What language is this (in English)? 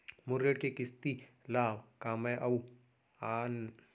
Chhattisgarhi